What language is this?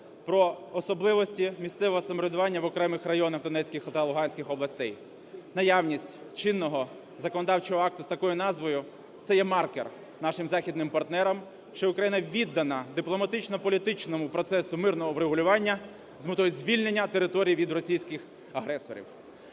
Ukrainian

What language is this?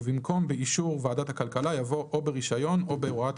Hebrew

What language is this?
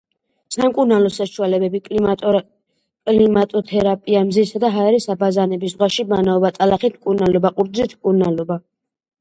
Georgian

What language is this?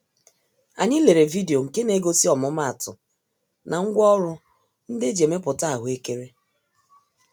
Igbo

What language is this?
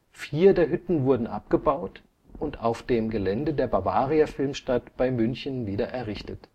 German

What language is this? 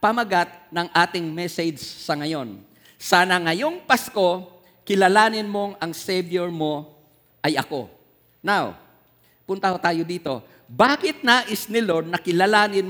Filipino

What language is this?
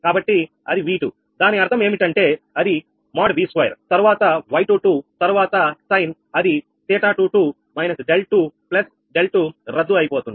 Telugu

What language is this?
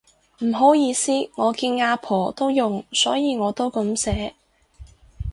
Cantonese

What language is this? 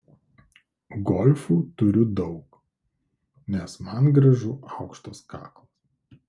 Lithuanian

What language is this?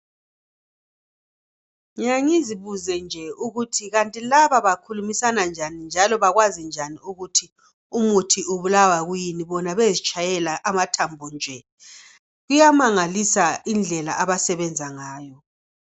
North Ndebele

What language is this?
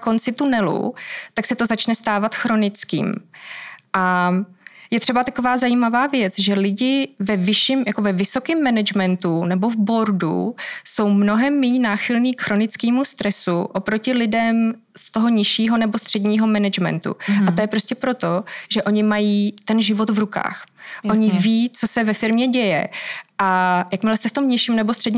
Czech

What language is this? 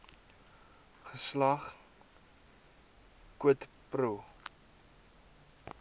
Afrikaans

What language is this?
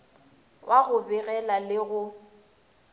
Northern Sotho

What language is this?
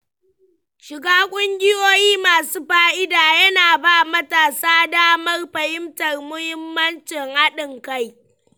Hausa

